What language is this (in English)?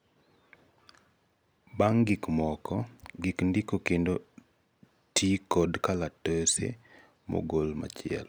Luo (Kenya and Tanzania)